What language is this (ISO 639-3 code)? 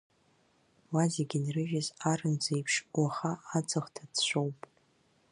abk